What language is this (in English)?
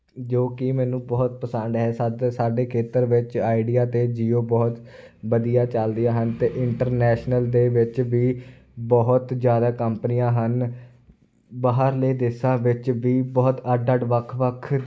Punjabi